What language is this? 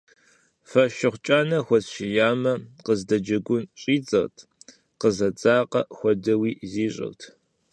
Kabardian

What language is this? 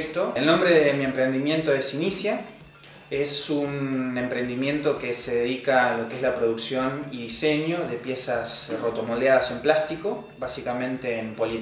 Spanish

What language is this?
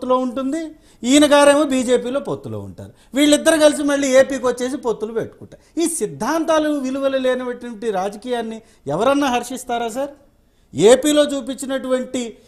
Hindi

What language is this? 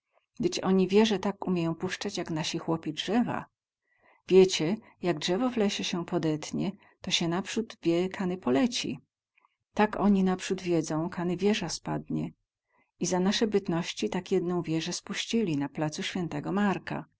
Polish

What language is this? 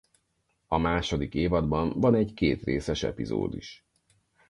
Hungarian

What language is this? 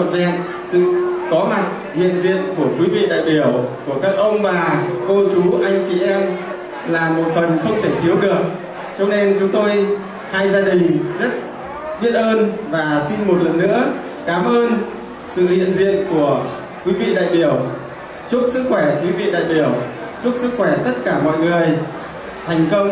Vietnamese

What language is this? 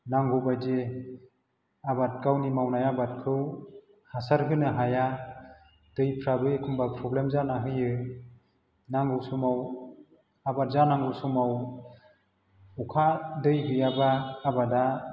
Bodo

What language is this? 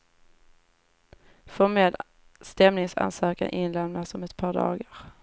Swedish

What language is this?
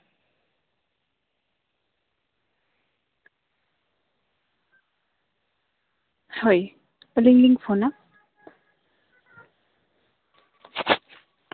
Santali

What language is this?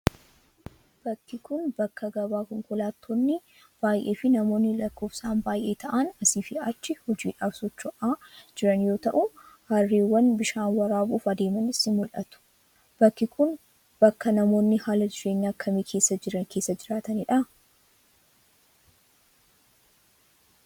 Oromo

